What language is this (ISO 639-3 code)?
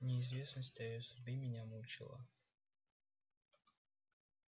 rus